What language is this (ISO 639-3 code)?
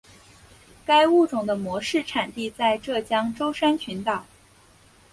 zho